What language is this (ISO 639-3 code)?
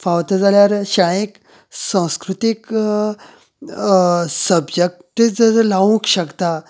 kok